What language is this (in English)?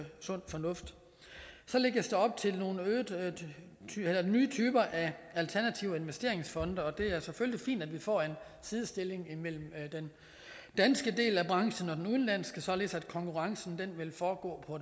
Danish